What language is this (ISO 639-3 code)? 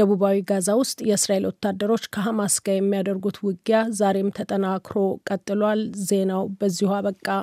amh